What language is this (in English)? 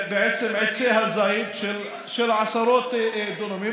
Hebrew